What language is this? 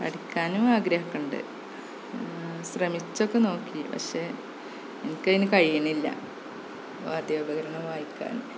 Malayalam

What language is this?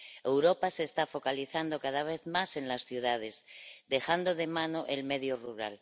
Spanish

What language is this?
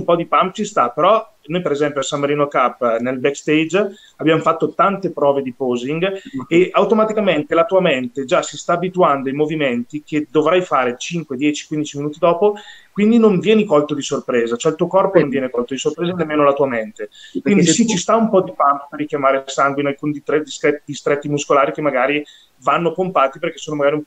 Italian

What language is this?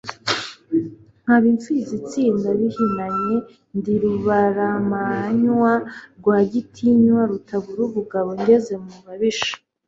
Kinyarwanda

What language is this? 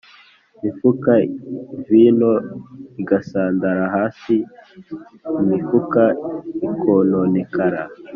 Kinyarwanda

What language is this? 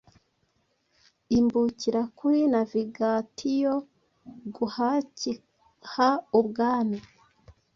Kinyarwanda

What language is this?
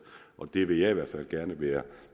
Danish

